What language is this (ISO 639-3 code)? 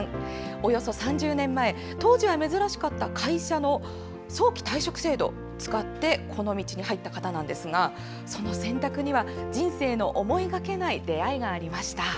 jpn